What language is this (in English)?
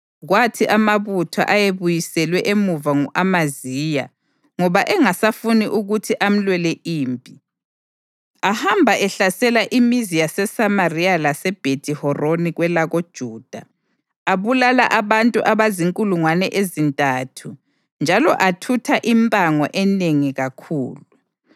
North Ndebele